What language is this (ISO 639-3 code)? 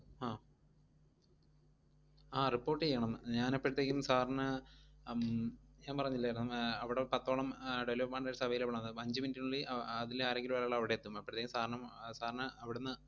mal